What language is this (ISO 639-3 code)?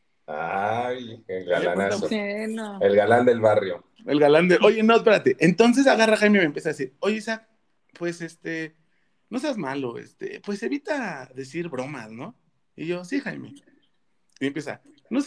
spa